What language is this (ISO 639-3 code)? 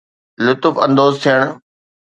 snd